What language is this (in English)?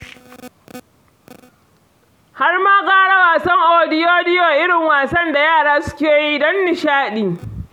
Hausa